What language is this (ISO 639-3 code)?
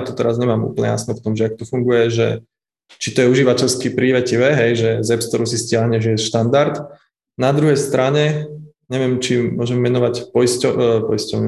slk